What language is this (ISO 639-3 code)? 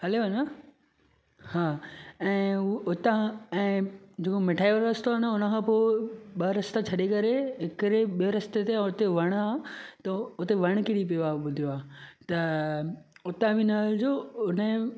snd